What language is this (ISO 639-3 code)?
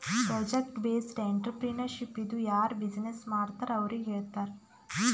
kan